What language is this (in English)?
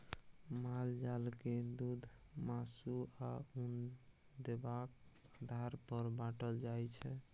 Maithili